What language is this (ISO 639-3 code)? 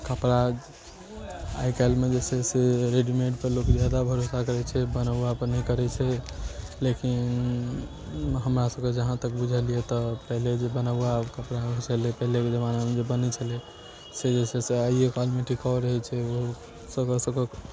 mai